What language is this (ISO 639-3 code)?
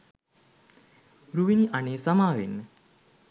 sin